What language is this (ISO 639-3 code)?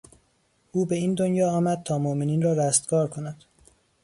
fas